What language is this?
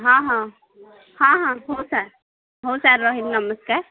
Odia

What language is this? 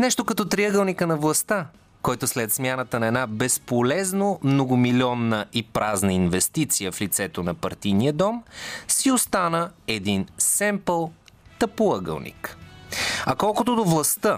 Bulgarian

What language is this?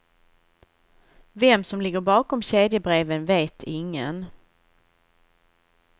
Swedish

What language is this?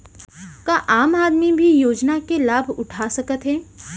Chhattisgarhi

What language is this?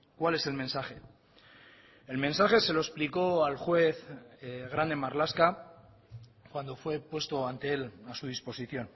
Spanish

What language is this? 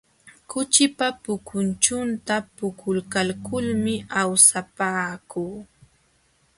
Jauja Wanca Quechua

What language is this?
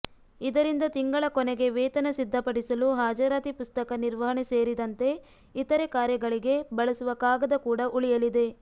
Kannada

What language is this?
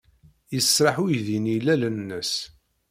Kabyle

